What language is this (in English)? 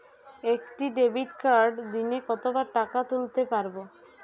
Bangla